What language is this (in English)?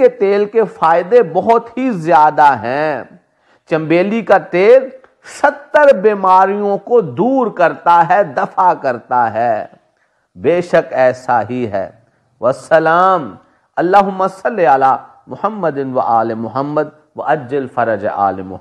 Hindi